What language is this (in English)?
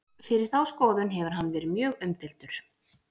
Icelandic